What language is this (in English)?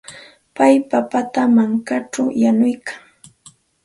Santa Ana de Tusi Pasco Quechua